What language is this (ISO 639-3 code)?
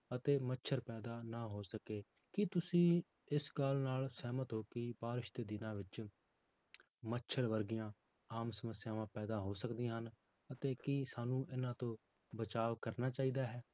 pan